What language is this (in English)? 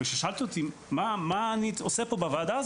Hebrew